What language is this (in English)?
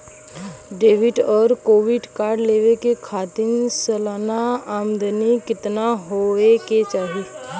Bhojpuri